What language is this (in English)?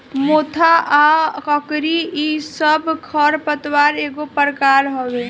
Bhojpuri